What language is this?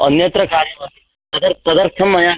Sanskrit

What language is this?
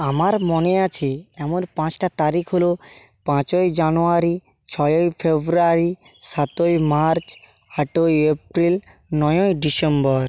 Bangla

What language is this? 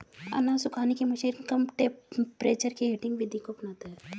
Hindi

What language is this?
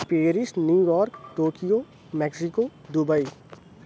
Urdu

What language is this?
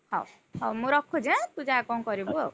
Odia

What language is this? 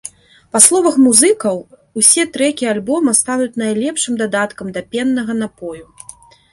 Belarusian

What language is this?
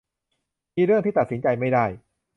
Thai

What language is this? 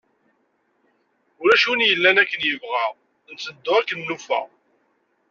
Kabyle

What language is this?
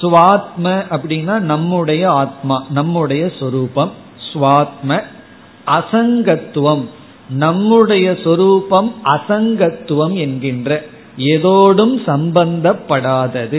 Tamil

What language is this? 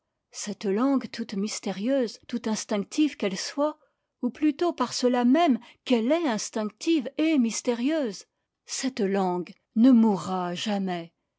French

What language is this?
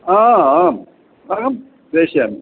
Sanskrit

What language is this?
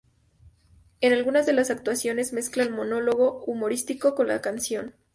Spanish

